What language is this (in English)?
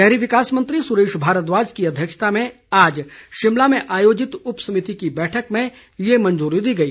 Hindi